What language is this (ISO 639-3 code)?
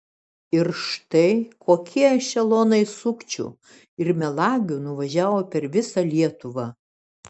lit